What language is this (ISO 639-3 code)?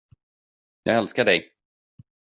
swe